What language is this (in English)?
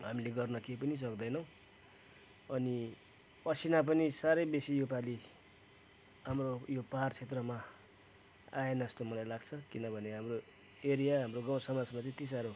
Nepali